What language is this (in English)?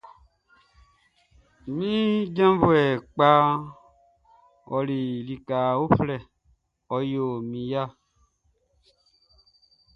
Baoulé